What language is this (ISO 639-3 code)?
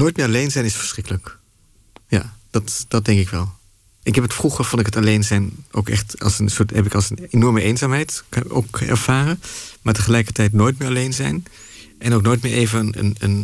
nld